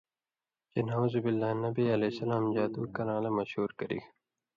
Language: Indus Kohistani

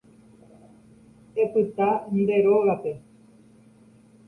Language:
Guarani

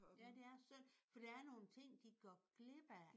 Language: Danish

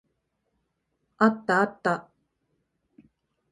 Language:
Japanese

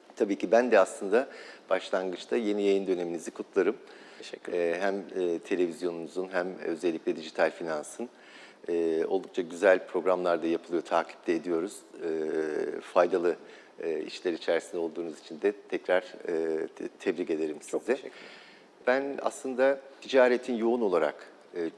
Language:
Turkish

